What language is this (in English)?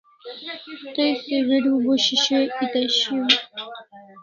Kalasha